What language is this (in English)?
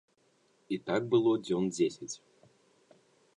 Belarusian